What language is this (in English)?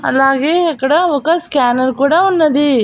Telugu